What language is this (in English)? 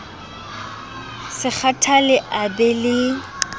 Southern Sotho